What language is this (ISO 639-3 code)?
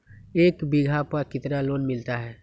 mag